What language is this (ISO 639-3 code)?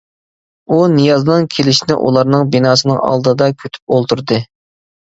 uig